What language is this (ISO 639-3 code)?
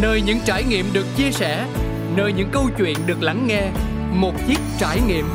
vie